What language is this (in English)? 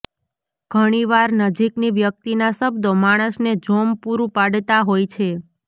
Gujarati